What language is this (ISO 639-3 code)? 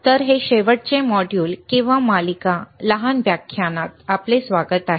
mar